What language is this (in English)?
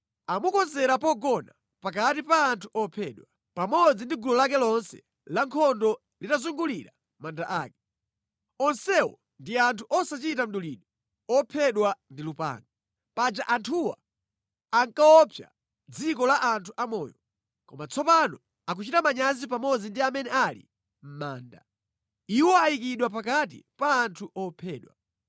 Nyanja